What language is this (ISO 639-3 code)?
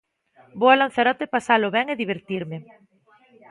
glg